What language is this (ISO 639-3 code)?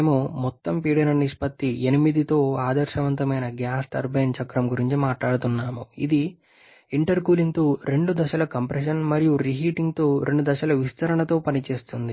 tel